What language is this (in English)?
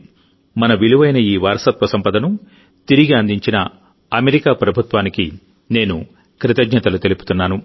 Telugu